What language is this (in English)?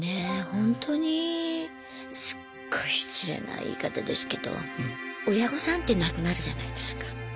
Japanese